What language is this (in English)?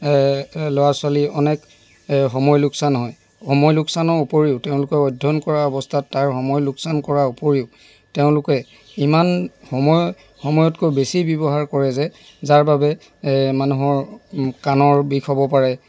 Assamese